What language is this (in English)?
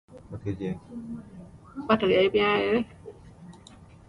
English